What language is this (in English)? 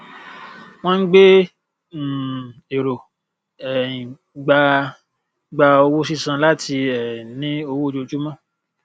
Yoruba